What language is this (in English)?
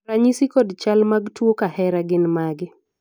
Luo (Kenya and Tanzania)